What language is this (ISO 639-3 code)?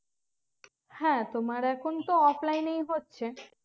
ben